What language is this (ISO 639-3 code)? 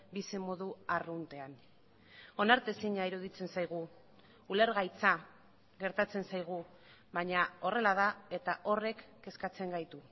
eus